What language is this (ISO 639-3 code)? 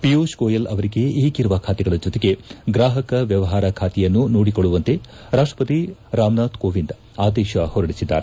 kan